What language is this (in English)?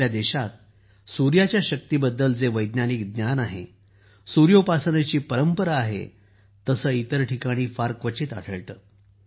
Marathi